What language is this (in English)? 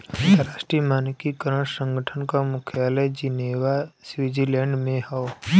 Bhojpuri